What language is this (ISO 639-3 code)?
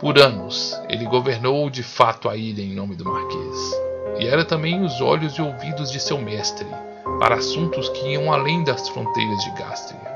por